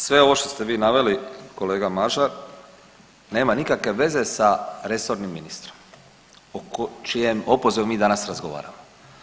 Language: Croatian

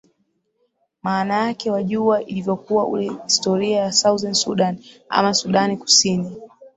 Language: Swahili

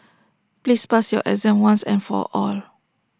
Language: English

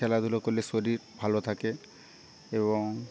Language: Bangla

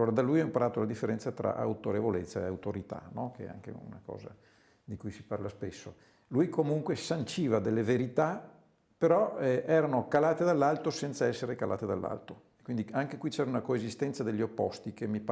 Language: Italian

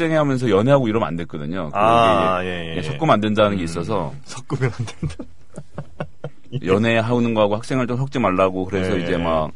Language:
Korean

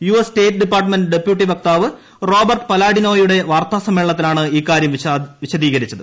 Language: Malayalam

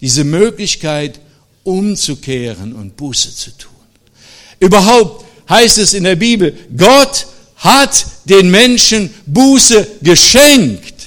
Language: German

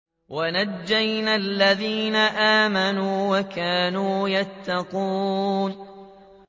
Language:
Arabic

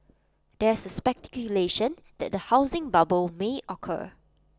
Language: English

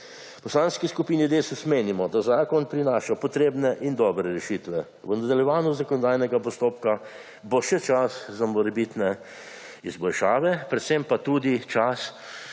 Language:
Slovenian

